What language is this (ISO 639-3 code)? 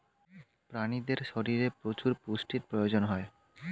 ben